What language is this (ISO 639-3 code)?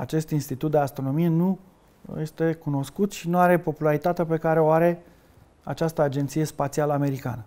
ron